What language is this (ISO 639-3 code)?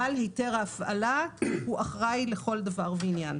heb